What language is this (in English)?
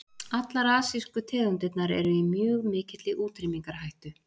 Icelandic